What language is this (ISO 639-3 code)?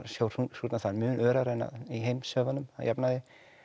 isl